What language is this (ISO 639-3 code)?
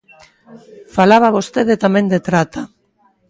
glg